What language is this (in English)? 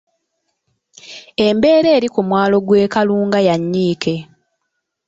Ganda